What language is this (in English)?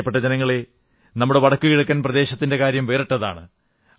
Malayalam